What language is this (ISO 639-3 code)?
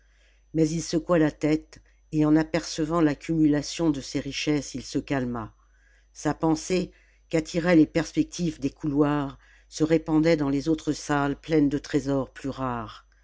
fra